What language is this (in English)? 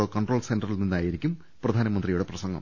Malayalam